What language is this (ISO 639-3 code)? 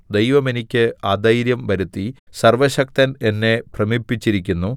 mal